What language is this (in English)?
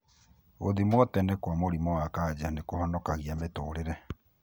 Kikuyu